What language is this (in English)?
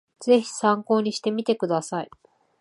Japanese